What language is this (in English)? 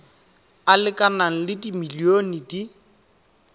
Tswana